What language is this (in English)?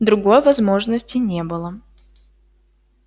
Russian